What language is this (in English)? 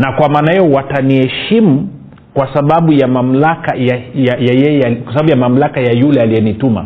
Swahili